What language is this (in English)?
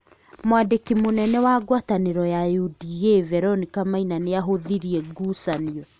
Kikuyu